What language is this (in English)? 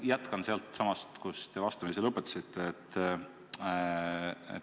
Estonian